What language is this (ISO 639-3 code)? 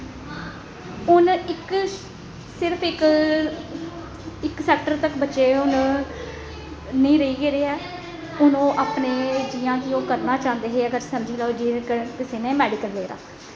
doi